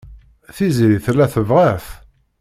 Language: Kabyle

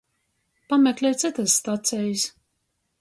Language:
Latgalian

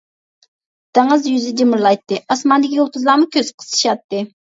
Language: Uyghur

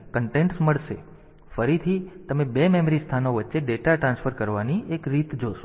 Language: Gujarati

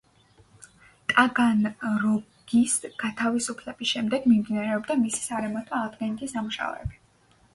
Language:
Georgian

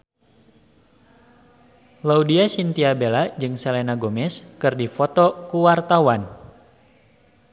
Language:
Sundanese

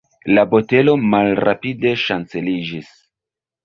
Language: Esperanto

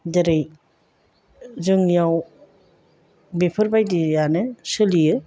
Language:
Bodo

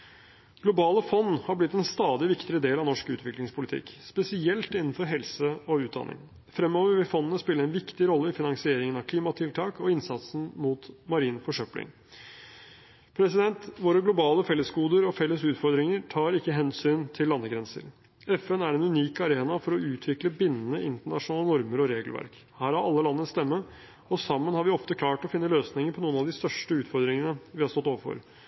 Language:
Norwegian Bokmål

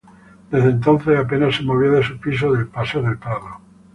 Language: Spanish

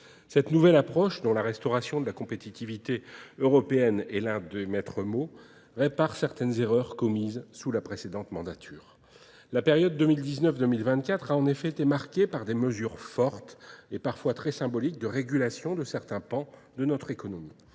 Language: French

